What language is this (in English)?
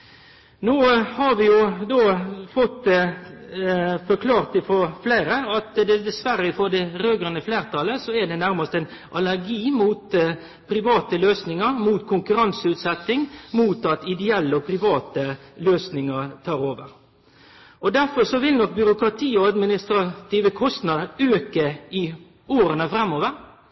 Norwegian Nynorsk